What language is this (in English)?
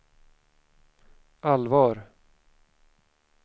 Swedish